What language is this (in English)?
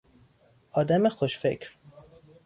Persian